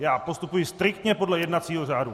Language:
Czech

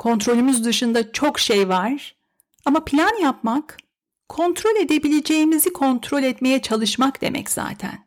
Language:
Turkish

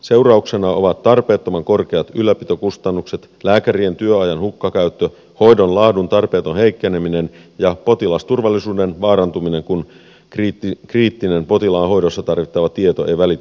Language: Finnish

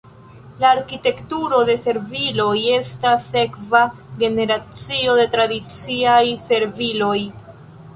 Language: Esperanto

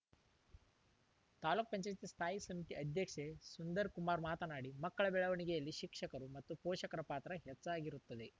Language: Kannada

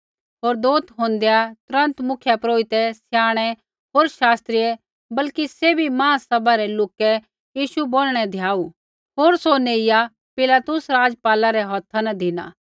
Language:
Kullu Pahari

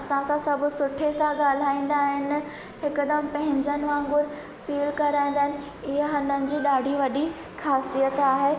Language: Sindhi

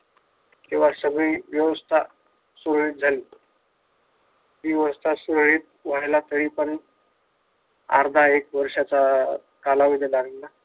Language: Marathi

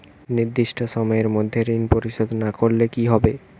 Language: Bangla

